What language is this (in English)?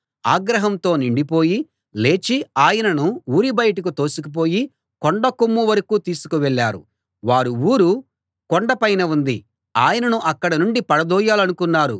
Telugu